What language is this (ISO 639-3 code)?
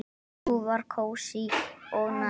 isl